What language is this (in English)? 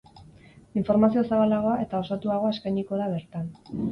Basque